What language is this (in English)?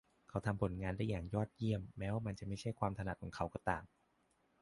Thai